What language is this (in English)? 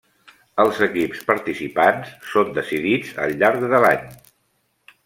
Catalan